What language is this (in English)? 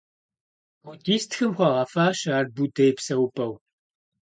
Kabardian